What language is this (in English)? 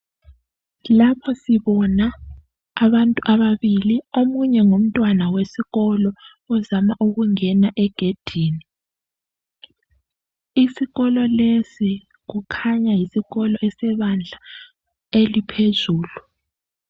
North Ndebele